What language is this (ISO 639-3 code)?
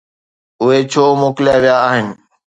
snd